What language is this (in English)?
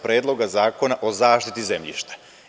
Serbian